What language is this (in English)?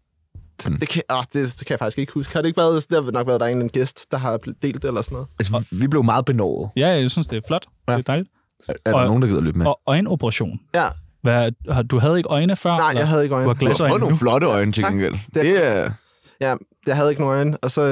Danish